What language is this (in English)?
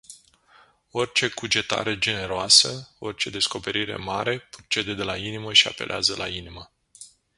Romanian